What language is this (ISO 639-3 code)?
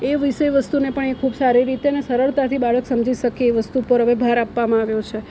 guj